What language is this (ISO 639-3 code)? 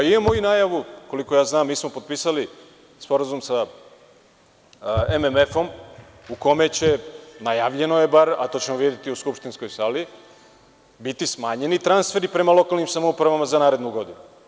srp